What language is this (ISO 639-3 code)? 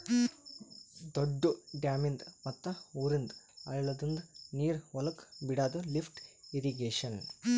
kan